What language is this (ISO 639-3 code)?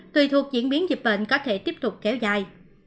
vie